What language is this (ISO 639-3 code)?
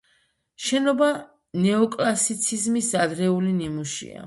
kat